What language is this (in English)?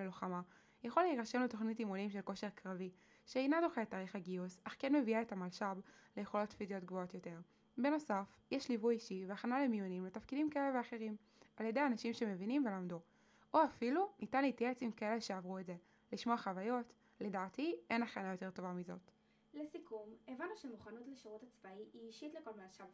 Hebrew